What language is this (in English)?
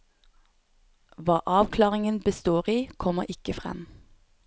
Norwegian